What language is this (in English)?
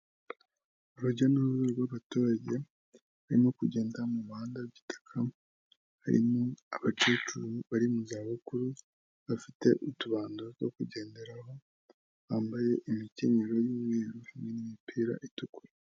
Kinyarwanda